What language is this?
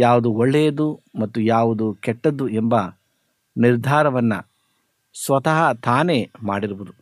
Kannada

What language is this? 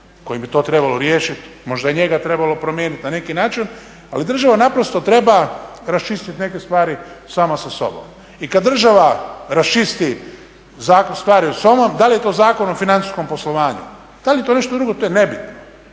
Croatian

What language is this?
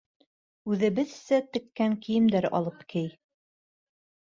Bashkir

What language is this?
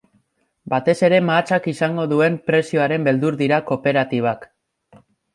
Basque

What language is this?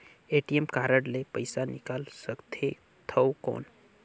Chhattisgarhi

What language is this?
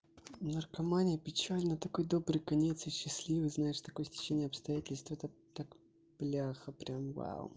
Russian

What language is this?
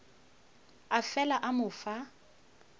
Northern Sotho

